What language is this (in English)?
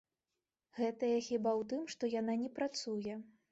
Belarusian